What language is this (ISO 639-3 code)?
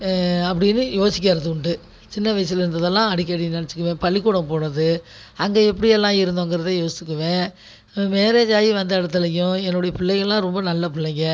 tam